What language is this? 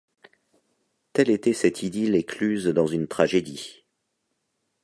French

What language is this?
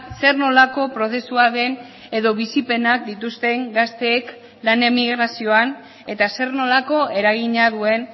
Basque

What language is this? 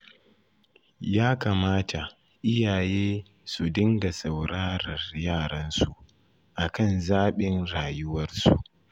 Hausa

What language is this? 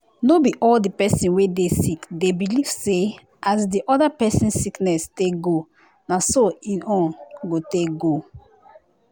Nigerian Pidgin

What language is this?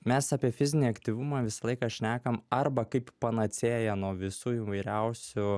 Lithuanian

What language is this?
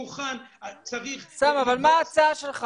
Hebrew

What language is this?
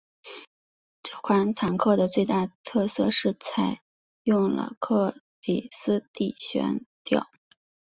Chinese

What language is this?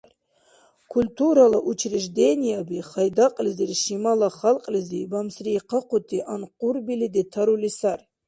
Dargwa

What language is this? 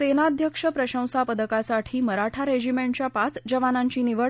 Marathi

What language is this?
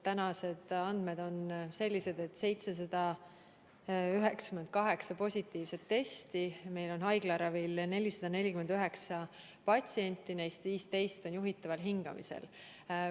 Estonian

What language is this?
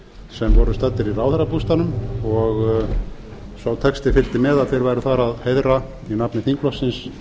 Icelandic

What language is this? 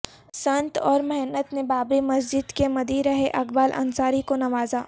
Urdu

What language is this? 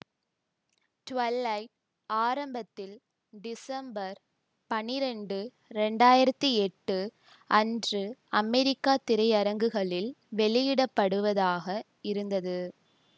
Tamil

